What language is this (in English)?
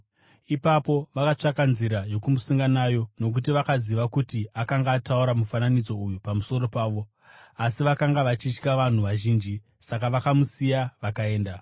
Shona